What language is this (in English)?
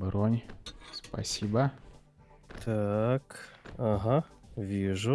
Russian